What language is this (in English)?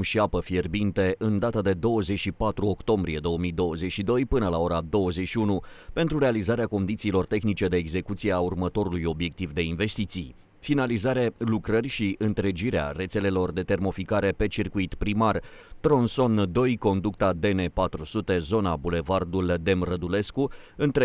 Romanian